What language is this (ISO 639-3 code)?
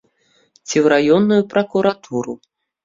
bel